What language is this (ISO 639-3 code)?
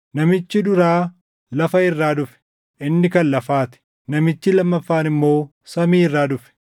orm